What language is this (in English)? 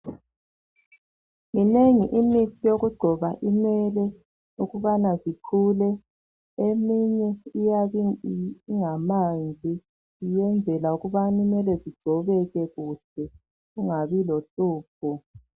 North Ndebele